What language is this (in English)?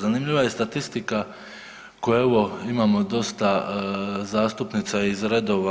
Croatian